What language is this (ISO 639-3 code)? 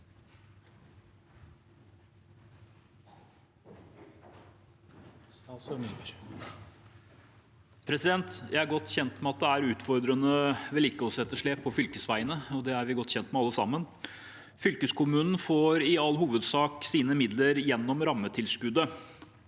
nor